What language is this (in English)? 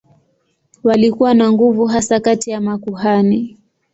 Swahili